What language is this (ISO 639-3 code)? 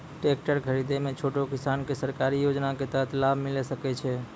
mai